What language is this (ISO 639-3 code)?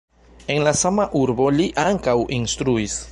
epo